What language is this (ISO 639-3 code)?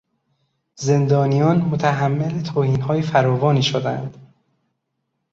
fas